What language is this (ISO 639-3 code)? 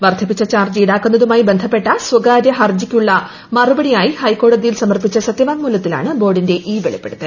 mal